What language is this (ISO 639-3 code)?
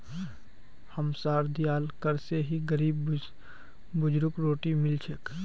mag